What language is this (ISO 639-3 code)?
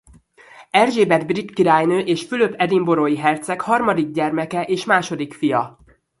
hun